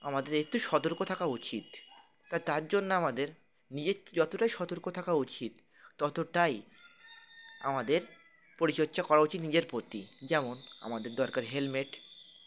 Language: Bangla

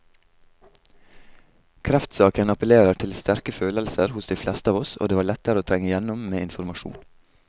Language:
Norwegian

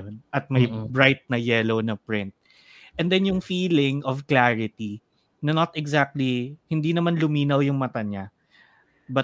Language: Filipino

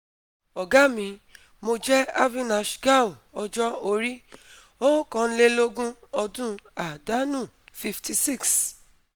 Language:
Yoruba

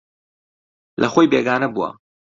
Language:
Central Kurdish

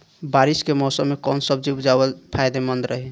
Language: Bhojpuri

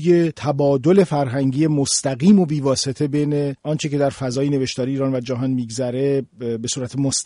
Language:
Persian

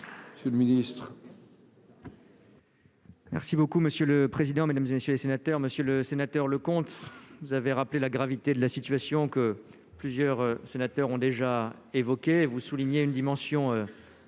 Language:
French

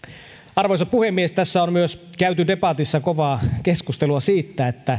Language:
Finnish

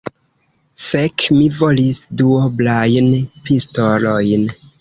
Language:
Esperanto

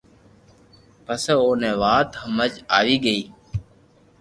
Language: Loarki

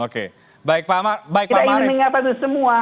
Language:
Indonesian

